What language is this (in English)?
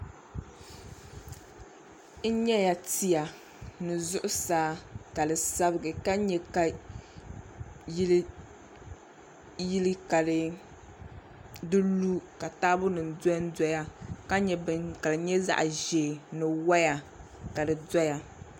Dagbani